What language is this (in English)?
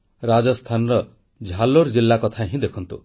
Odia